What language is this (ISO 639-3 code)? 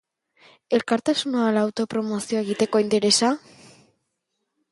eus